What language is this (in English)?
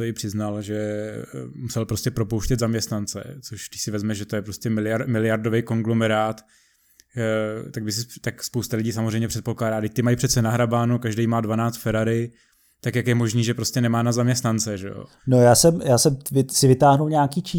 Czech